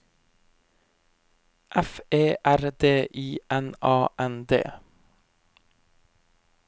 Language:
Norwegian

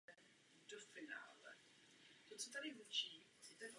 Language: Czech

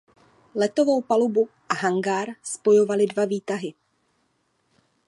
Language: Czech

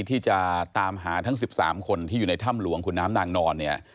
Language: Thai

